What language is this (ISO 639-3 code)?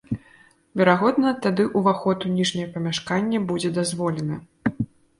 bel